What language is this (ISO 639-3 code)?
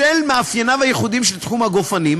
heb